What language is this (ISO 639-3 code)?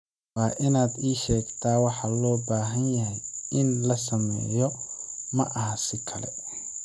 som